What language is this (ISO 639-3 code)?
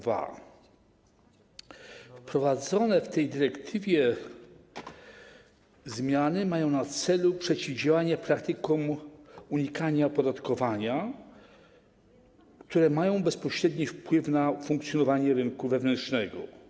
pol